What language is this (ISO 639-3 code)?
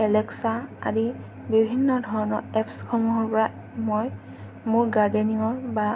asm